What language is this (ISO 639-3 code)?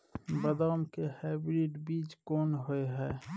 mai